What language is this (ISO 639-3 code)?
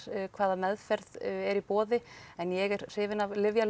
isl